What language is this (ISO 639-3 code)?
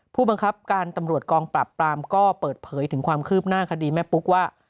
tha